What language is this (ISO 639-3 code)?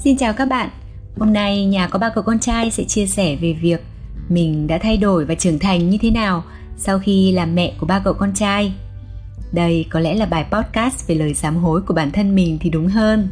vie